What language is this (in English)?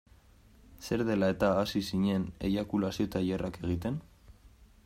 Basque